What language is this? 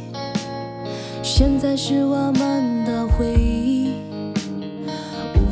Chinese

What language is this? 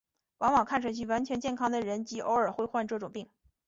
Chinese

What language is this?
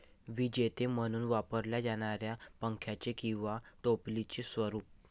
Marathi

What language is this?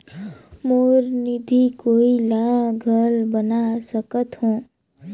Chhattisgarhi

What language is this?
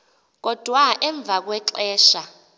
Xhosa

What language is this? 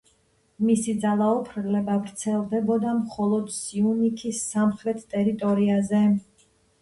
Georgian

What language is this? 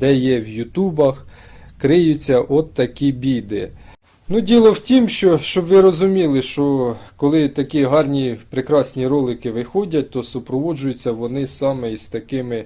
Ukrainian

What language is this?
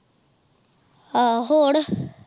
Punjabi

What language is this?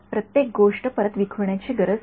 Marathi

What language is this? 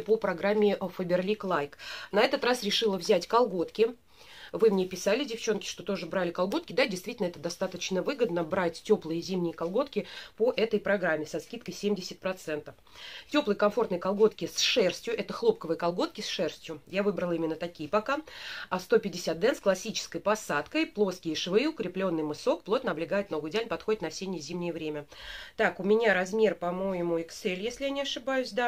Russian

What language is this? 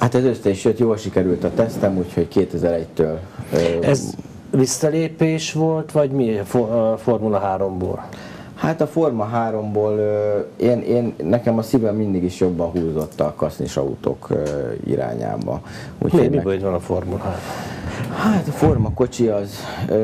Hungarian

